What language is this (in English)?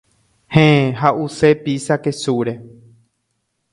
Guarani